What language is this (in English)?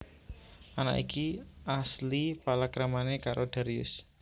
Javanese